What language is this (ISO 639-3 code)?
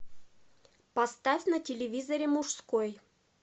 rus